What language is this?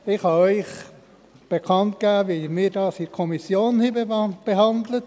Swiss German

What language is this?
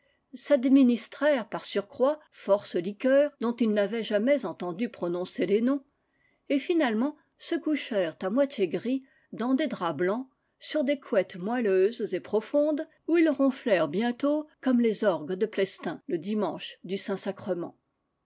French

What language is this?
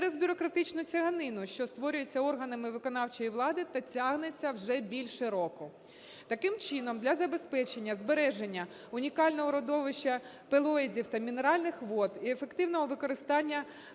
Ukrainian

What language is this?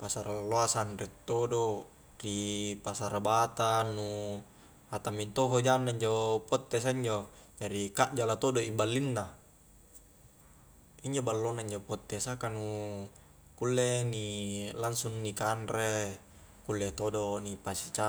Highland Konjo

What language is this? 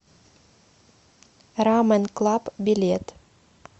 Russian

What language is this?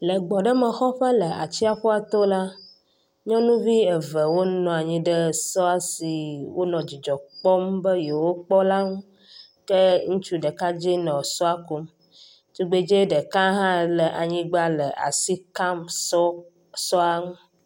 Ewe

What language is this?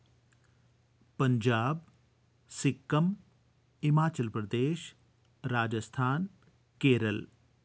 Dogri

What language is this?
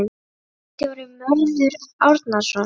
Icelandic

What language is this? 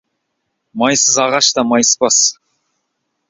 Kazakh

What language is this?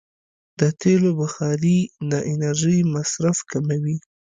Pashto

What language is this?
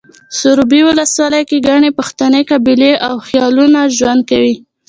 Pashto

